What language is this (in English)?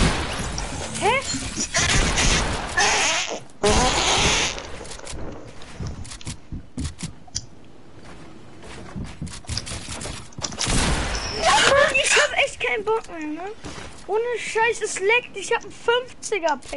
German